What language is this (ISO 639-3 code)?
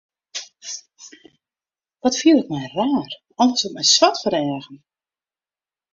fry